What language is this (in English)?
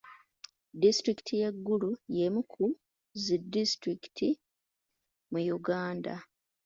Ganda